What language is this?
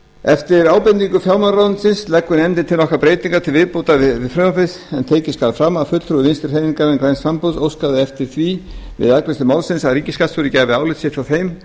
Icelandic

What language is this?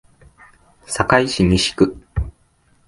Japanese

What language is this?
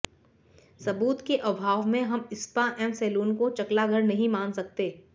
Hindi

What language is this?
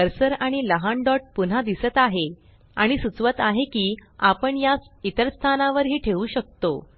Marathi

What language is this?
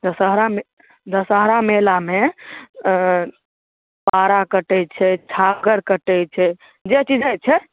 Maithili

